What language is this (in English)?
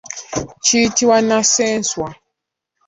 Ganda